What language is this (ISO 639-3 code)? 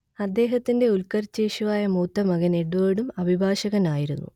mal